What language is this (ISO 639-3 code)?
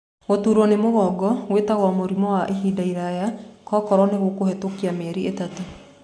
kik